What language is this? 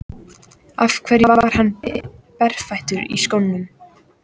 Icelandic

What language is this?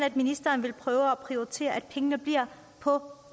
Danish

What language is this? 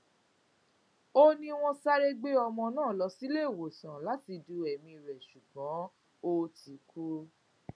Yoruba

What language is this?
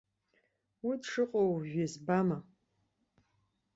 Abkhazian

